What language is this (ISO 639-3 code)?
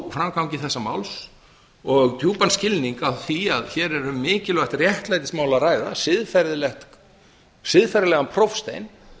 isl